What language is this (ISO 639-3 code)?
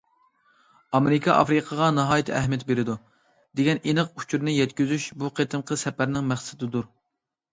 uig